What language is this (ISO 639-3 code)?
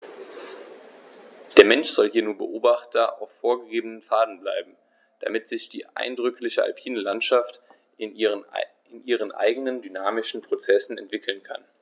deu